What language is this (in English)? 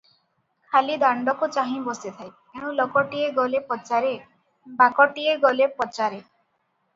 Odia